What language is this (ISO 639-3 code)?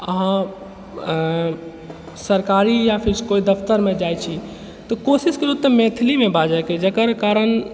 mai